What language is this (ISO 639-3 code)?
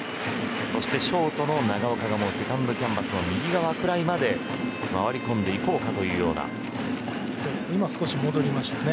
jpn